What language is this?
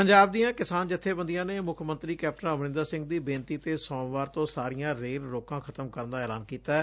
Punjabi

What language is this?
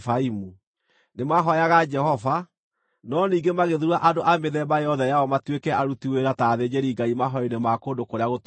Kikuyu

